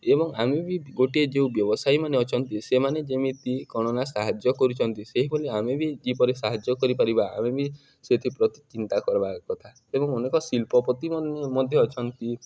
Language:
Odia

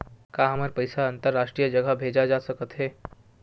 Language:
Chhattisgarhi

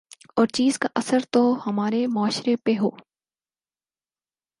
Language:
Urdu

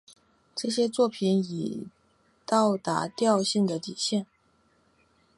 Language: Chinese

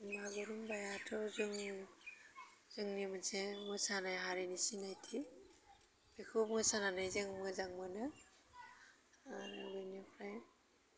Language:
Bodo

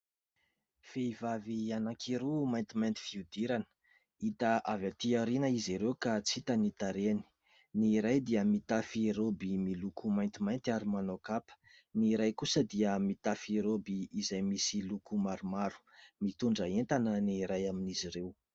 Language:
Malagasy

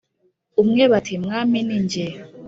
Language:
Kinyarwanda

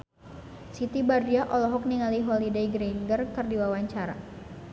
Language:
Sundanese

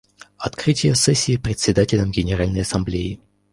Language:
Russian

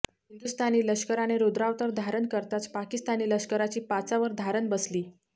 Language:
Marathi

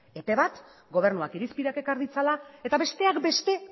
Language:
Basque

